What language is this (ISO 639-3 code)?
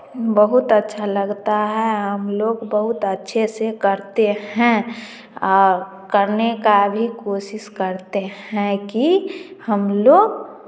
hin